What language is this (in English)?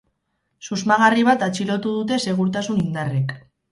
Basque